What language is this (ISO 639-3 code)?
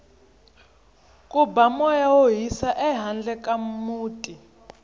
tso